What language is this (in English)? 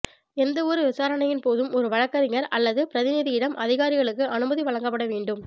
Tamil